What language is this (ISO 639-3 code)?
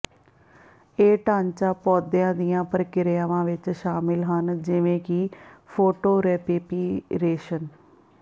pan